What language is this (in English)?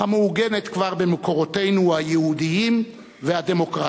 Hebrew